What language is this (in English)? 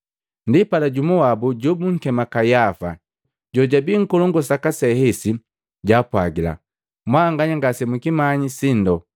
Matengo